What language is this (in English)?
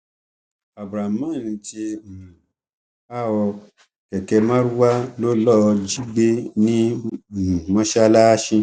Yoruba